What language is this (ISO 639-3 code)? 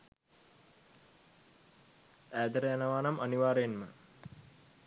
sin